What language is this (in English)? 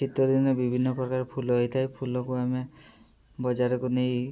Odia